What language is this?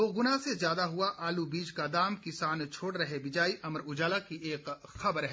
Hindi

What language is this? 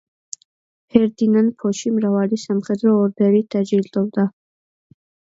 Georgian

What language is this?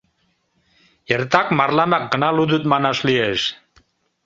Mari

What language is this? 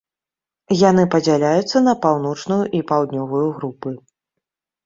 Belarusian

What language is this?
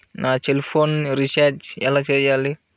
Telugu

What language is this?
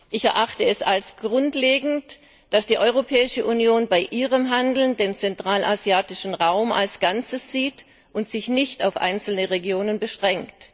German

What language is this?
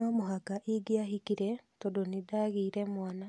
Kikuyu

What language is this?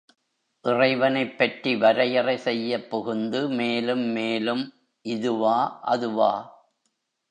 Tamil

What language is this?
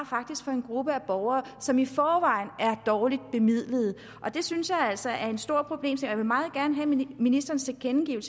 Danish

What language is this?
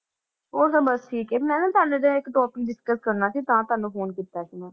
Punjabi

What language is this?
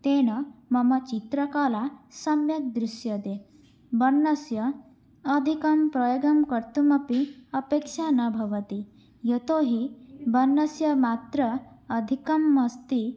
Sanskrit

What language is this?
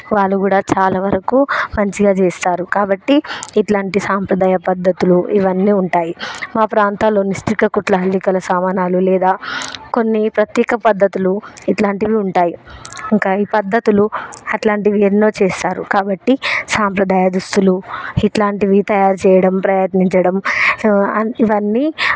Telugu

